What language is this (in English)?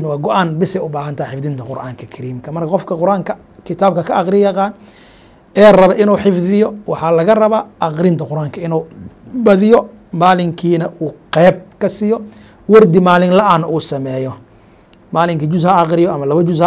Arabic